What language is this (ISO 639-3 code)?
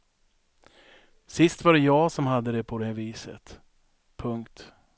swe